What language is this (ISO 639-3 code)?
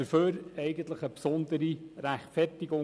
gsw